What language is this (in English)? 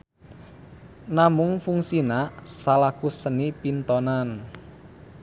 Sundanese